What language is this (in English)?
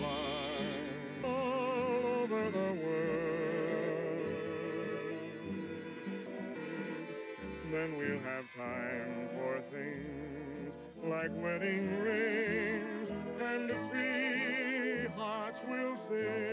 Bulgarian